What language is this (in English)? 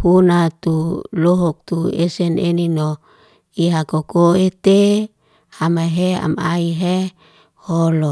Liana-Seti